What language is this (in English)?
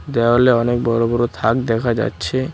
Bangla